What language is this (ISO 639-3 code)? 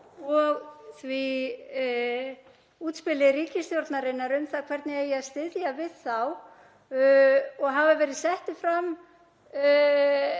isl